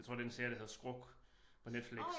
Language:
Danish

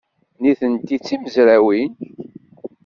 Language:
Kabyle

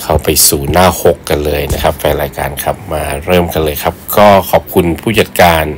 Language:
Thai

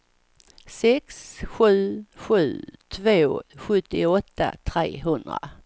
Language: Swedish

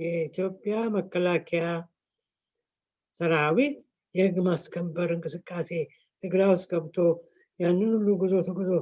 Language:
Turkish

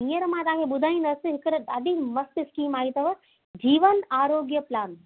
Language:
Sindhi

